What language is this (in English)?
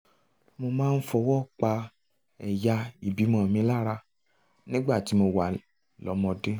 Yoruba